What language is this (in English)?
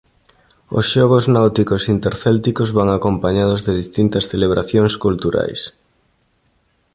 Galician